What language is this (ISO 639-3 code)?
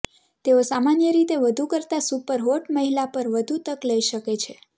guj